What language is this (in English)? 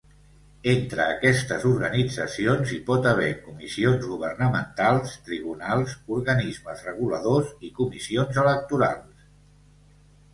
Catalan